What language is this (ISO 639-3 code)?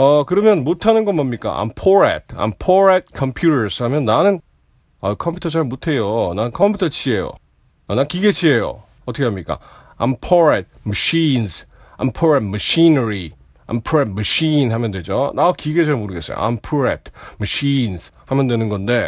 kor